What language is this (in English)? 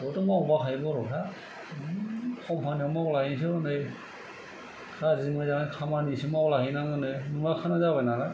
Bodo